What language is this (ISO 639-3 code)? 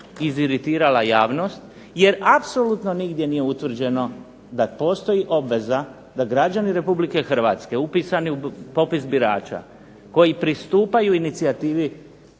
hrv